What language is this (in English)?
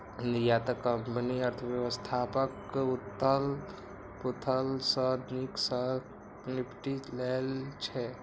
Maithili